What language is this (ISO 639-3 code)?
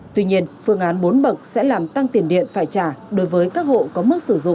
vie